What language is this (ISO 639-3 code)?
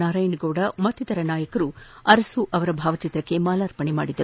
kan